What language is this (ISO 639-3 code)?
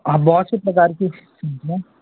hin